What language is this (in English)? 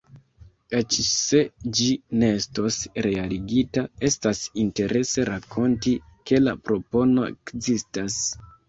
Esperanto